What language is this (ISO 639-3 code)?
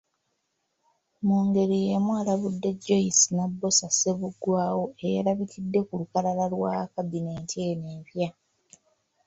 lug